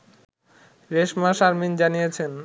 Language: Bangla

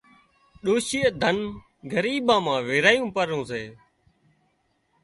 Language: Wadiyara Koli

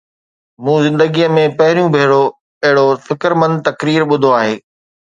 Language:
Sindhi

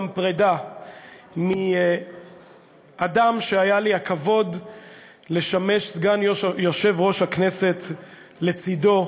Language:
Hebrew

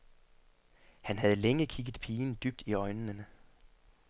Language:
Danish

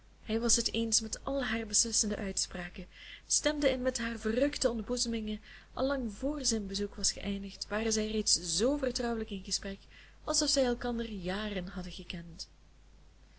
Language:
Dutch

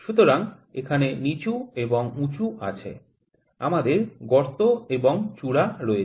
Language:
Bangla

